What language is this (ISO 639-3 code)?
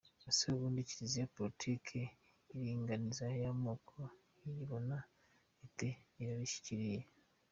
kin